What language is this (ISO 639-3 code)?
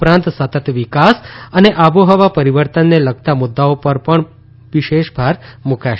guj